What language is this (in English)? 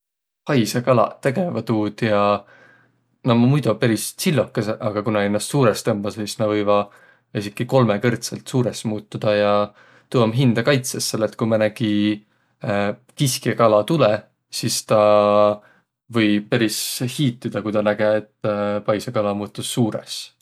Võro